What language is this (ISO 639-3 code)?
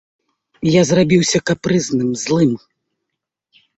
bel